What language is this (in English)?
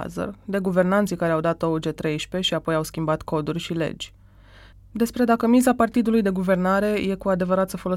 Romanian